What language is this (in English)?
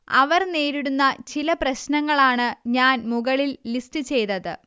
Malayalam